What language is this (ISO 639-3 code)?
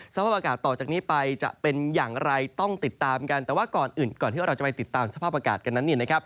tha